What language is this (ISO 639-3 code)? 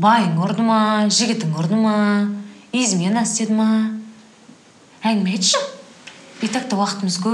rus